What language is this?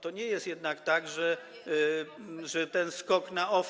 Polish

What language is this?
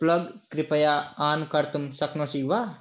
Sanskrit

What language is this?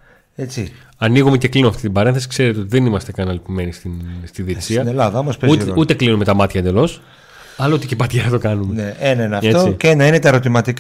Greek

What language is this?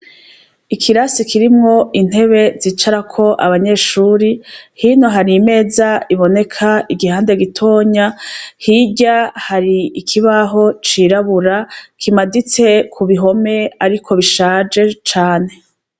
Rundi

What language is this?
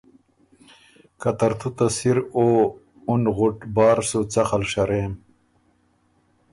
Ormuri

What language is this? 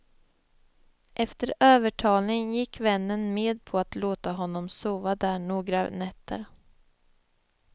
Swedish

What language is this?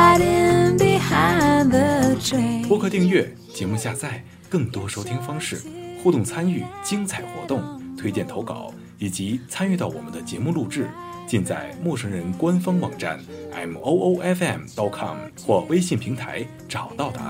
Chinese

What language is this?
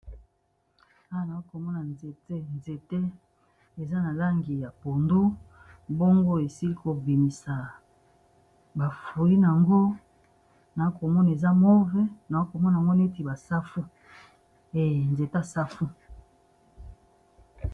Lingala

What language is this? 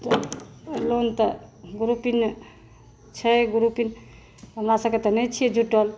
Maithili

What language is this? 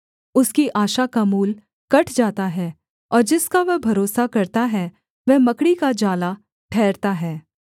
Hindi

